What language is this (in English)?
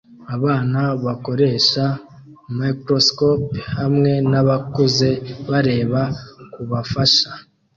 Kinyarwanda